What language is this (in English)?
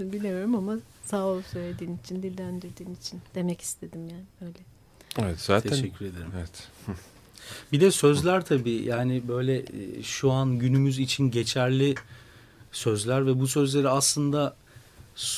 Turkish